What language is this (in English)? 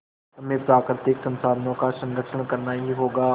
Hindi